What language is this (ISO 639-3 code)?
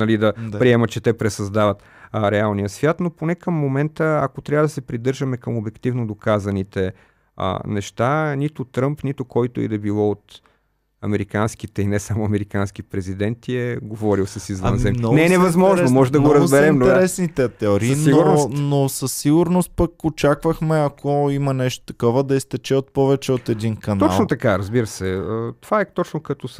bul